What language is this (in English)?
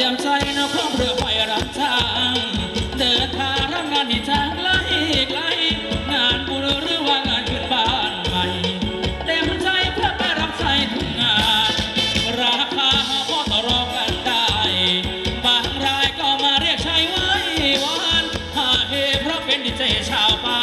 Thai